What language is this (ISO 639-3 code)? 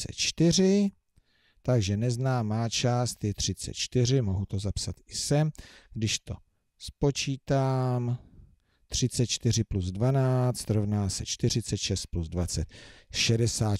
ces